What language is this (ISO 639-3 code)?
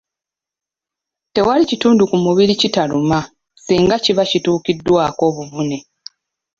lug